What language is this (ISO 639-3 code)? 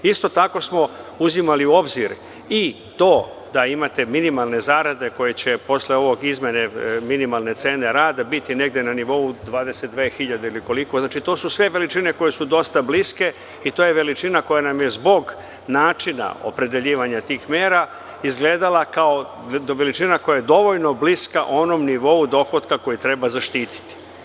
srp